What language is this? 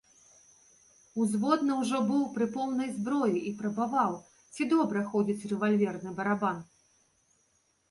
Belarusian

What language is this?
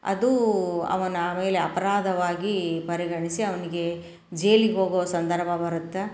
Kannada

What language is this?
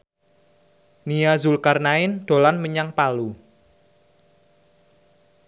Javanese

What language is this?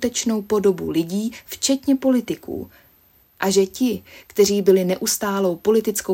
Czech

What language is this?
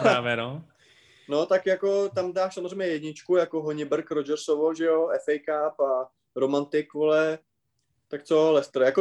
Czech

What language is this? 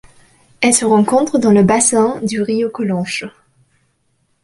French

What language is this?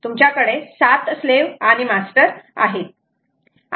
Marathi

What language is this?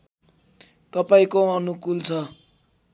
Nepali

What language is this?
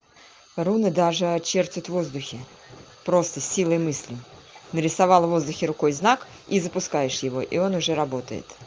Russian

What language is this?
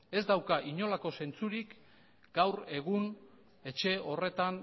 Basque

